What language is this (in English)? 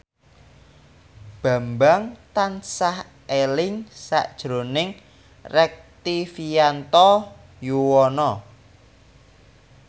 Javanese